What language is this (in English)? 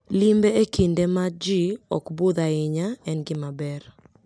Luo (Kenya and Tanzania)